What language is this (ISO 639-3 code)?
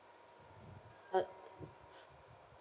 eng